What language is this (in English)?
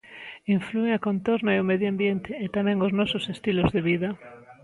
Galician